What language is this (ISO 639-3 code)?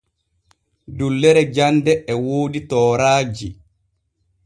fue